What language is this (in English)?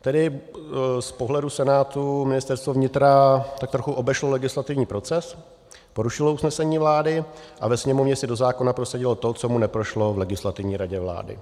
Czech